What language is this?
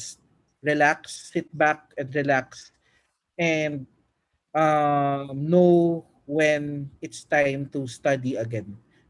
Filipino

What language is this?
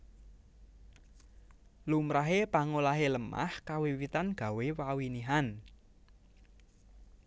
Javanese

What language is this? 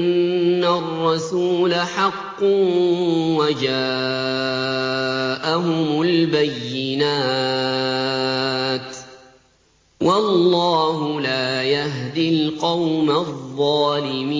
Arabic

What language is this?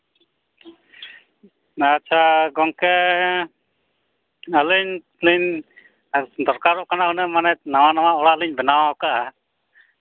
Santali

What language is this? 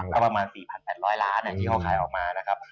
Thai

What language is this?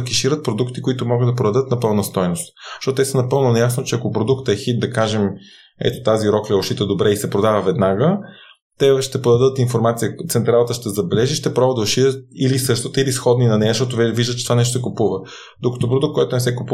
Bulgarian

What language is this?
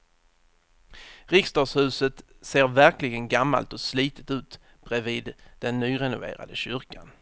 Swedish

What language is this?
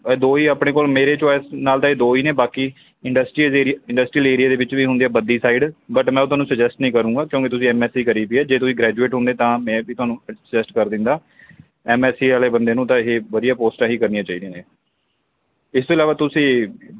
Punjabi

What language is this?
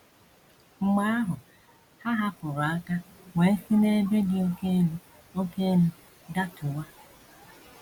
Igbo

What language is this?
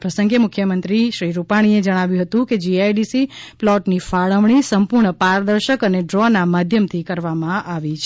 Gujarati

